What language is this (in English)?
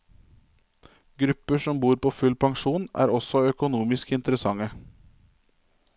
Norwegian